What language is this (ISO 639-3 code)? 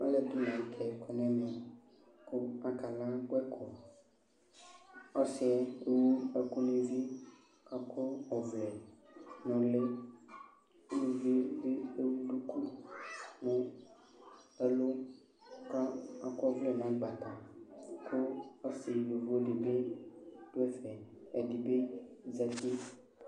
kpo